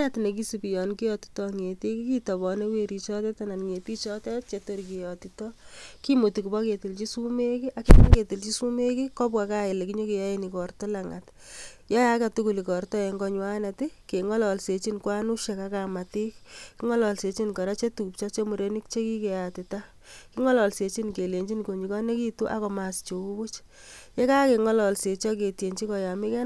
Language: Kalenjin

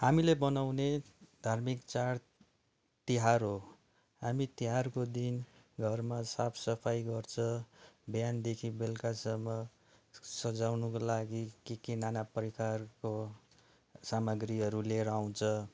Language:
Nepali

